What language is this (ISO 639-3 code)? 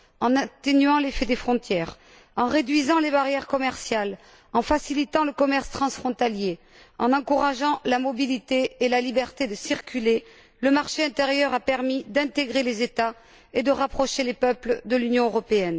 fra